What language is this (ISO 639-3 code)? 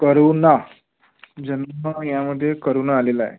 mar